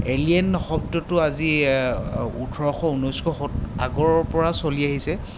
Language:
Assamese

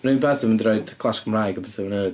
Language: Welsh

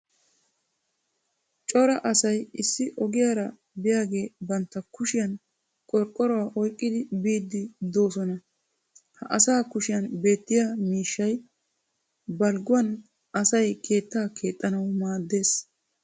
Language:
Wolaytta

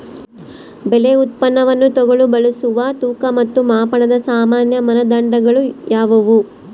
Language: Kannada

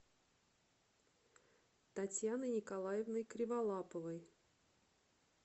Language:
Russian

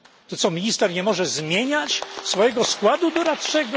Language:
Polish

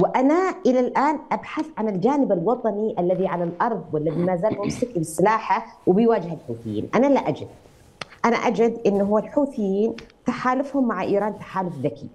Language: Arabic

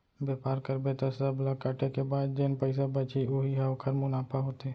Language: Chhattisgarhi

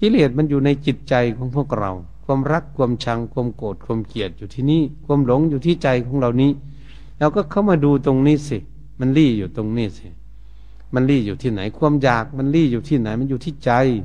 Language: Thai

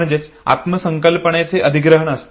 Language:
Marathi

